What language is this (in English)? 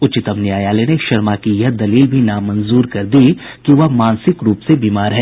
Hindi